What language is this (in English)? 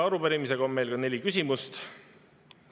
Estonian